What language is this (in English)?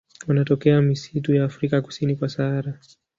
Swahili